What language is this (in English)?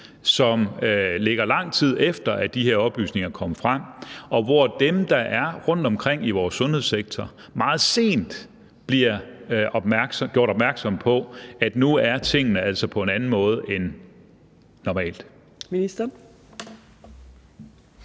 Danish